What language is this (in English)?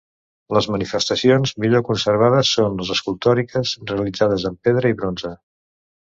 Catalan